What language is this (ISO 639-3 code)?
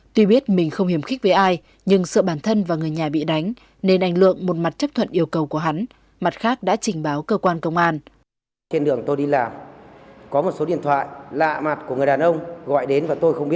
vie